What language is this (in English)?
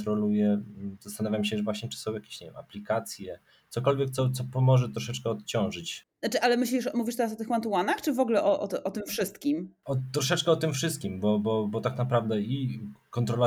Polish